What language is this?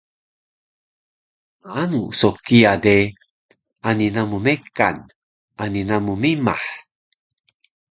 Taroko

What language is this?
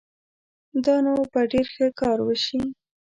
Pashto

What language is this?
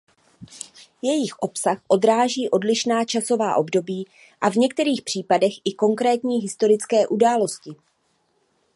Czech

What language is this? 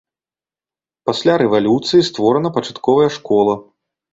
Belarusian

